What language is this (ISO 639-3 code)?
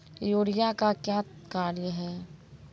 mai